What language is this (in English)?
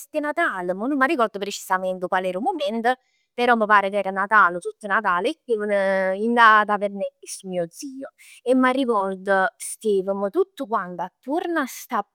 Neapolitan